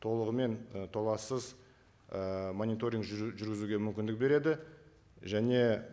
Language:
Kazakh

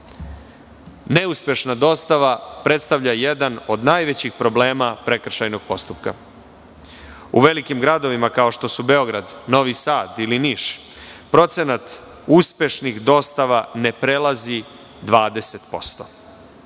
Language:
Serbian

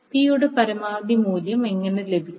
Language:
Malayalam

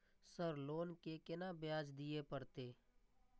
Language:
Maithili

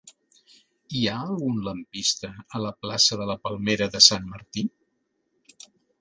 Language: Catalan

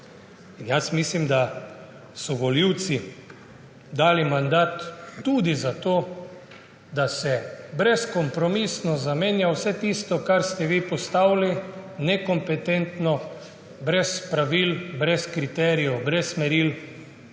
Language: Slovenian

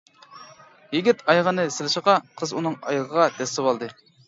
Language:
Uyghur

